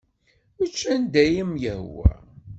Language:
Kabyle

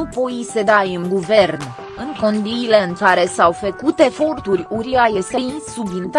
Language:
Romanian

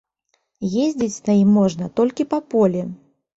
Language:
Belarusian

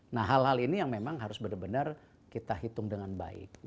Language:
Indonesian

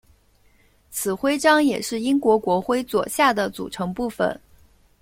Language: Chinese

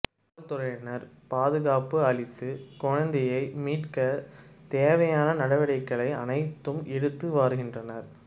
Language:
Tamil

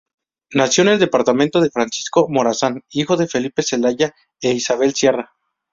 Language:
Spanish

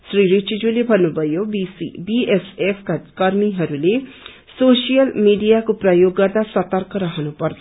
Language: Nepali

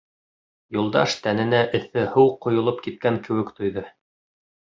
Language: Bashkir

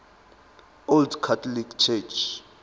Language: Zulu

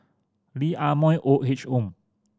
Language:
English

